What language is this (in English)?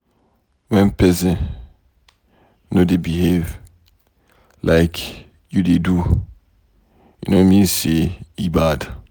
Nigerian Pidgin